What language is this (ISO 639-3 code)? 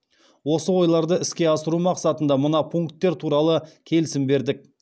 kaz